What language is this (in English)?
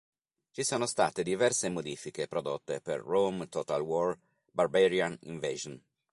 Italian